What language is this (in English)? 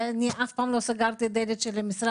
Hebrew